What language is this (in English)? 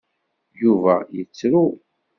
Kabyle